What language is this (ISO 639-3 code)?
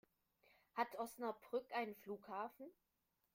deu